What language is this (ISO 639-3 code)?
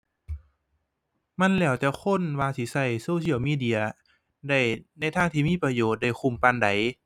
tha